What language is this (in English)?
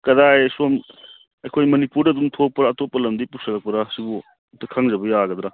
Manipuri